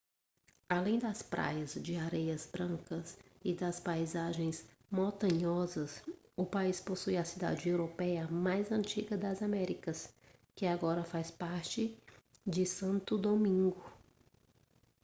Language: Portuguese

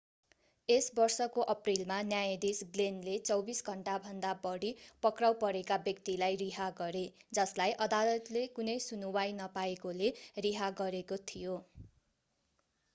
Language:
Nepali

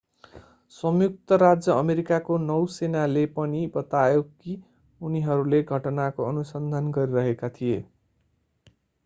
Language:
Nepali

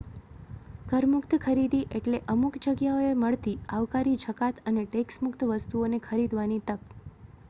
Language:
Gujarati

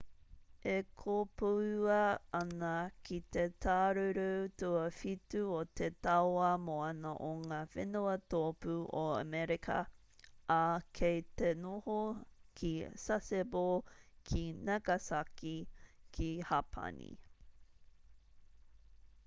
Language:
Māori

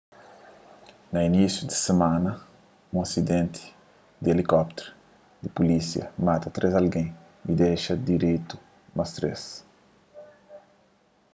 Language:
Kabuverdianu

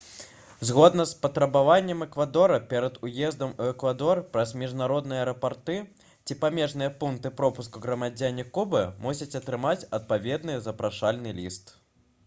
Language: Belarusian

